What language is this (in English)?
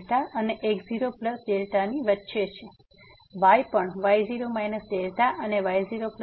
Gujarati